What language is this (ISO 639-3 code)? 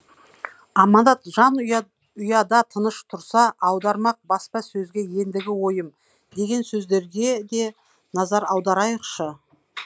kaz